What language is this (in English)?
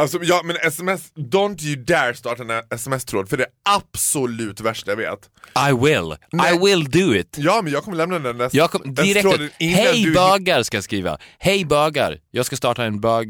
Swedish